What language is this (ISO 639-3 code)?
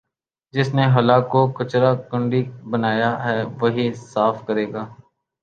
urd